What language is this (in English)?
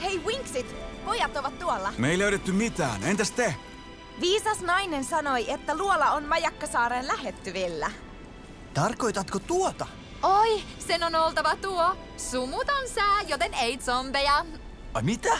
Finnish